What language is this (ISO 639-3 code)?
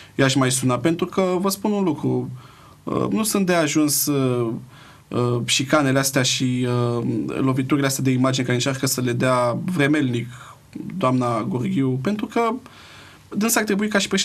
ron